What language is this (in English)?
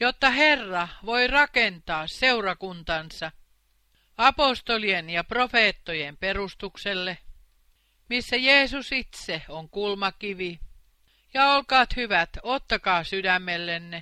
Finnish